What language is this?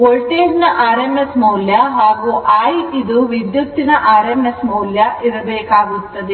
Kannada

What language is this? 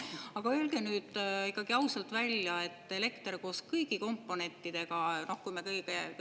Estonian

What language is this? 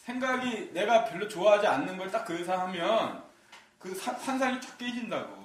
Korean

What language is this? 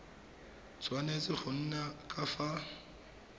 Tswana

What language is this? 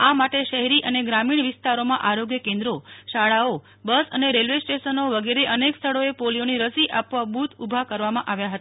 Gujarati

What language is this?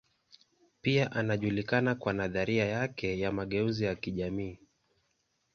Swahili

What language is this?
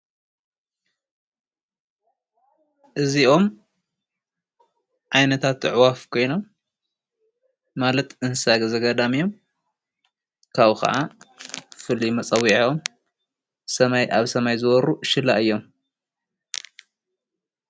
Tigrinya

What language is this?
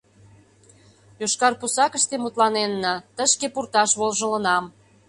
Mari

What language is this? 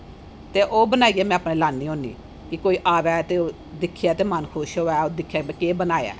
Dogri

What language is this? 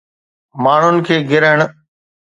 Sindhi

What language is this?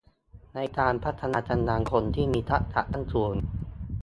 Thai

